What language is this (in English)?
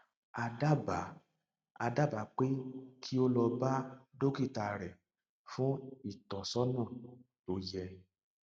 Yoruba